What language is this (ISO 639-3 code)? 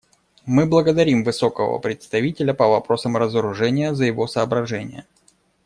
rus